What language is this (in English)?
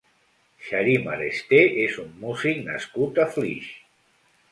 Catalan